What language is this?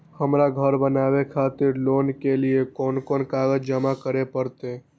Maithili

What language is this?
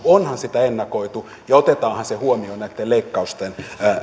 Finnish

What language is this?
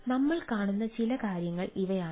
Malayalam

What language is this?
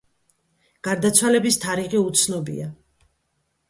Georgian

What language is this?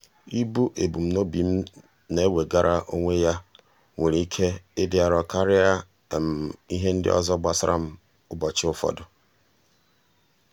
Igbo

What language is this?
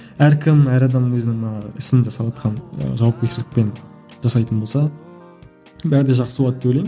Kazakh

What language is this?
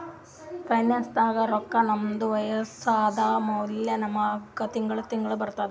Kannada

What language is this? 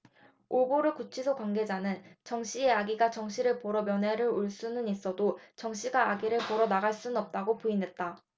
Korean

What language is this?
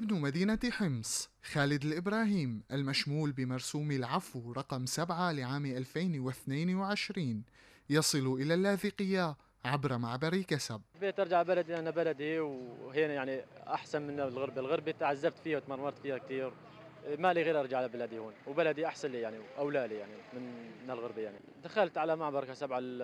Arabic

